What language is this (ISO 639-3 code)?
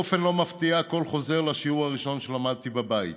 heb